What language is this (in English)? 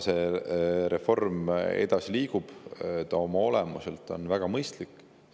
Estonian